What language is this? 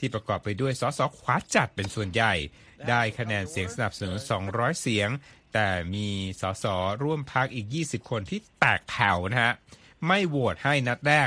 Thai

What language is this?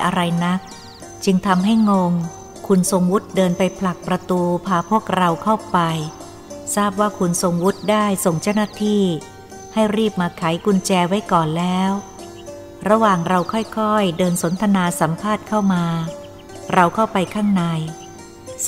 Thai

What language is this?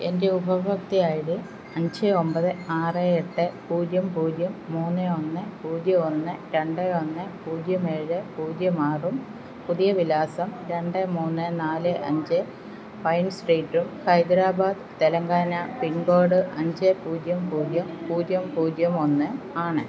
Malayalam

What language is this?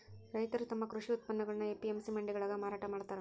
Kannada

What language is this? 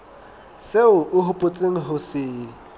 Southern Sotho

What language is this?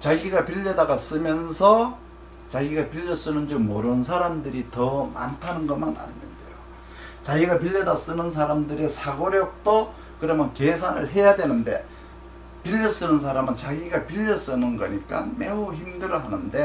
Korean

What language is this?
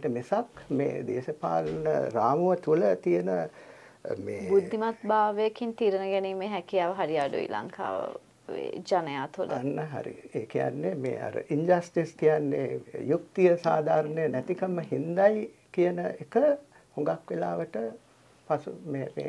Arabic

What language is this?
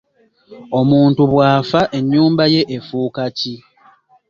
Ganda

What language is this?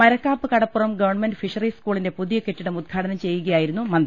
Malayalam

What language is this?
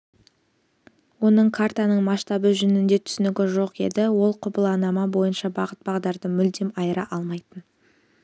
Kazakh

